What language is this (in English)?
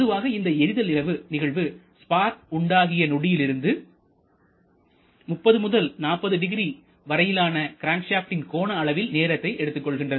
Tamil